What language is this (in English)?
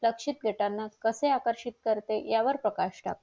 Marathi